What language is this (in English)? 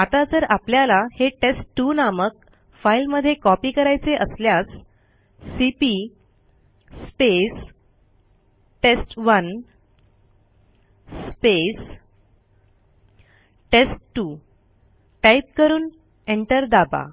Marathi